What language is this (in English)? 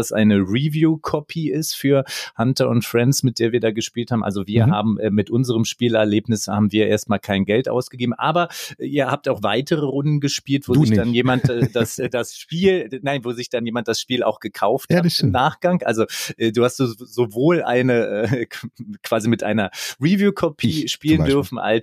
German